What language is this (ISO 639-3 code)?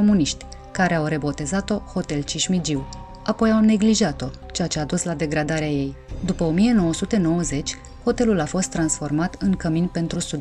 ron